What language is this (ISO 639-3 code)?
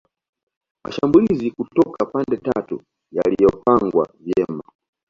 swa